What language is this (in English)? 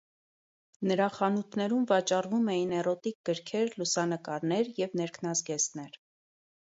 Armenian